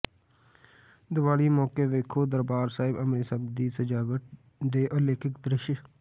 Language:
Punjabi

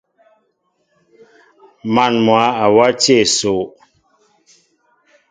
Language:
Mbo (Cameroon)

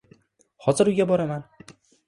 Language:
Uzbek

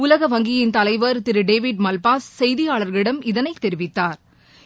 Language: Tamil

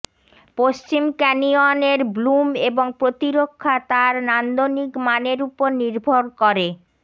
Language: Bangla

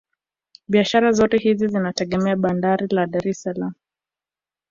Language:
Swahili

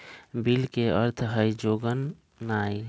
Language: Magahi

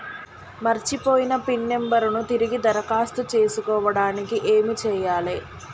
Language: Telugu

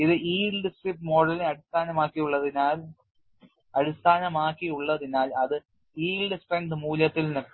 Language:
Malayalam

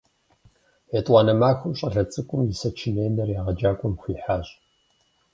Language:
Kabardian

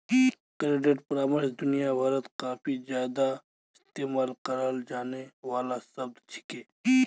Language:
Magahi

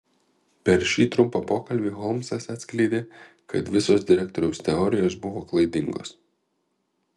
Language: Lithuanian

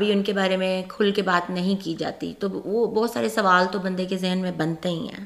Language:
Urdu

